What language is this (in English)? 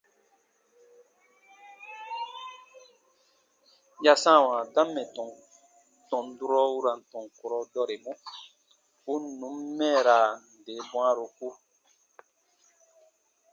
Baatonum